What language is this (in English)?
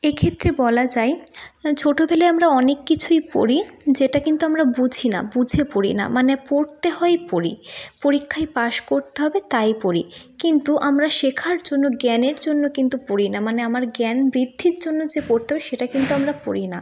Bangla